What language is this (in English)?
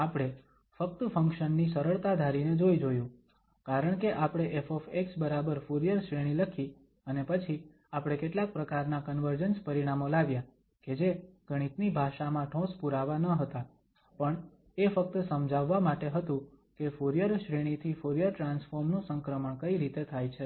Gujarati